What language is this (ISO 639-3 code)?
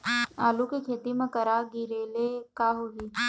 hne